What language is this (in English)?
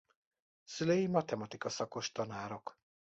Hungarian